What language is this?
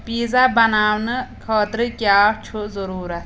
Kashmiri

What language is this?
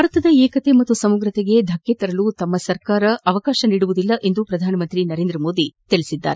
Kannada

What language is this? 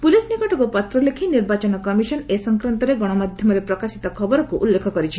Odia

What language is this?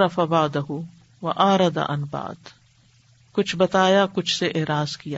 Urdu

